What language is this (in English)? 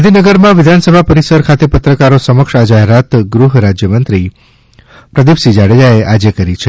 Gujarati